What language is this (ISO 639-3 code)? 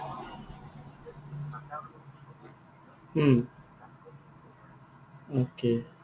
asm